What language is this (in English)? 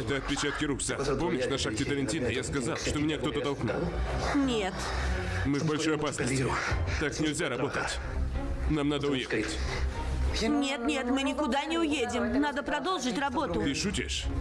Russian